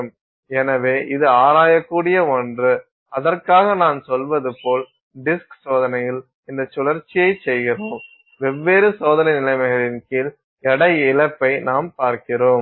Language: Tamil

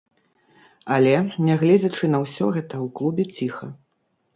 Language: Belarusian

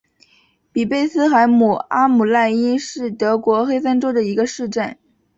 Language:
Chinese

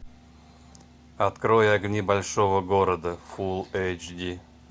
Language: Russian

